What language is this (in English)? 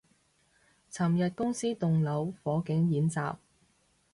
Cantonese